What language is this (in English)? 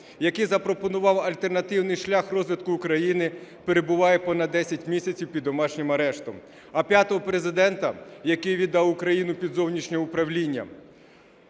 Ukrainian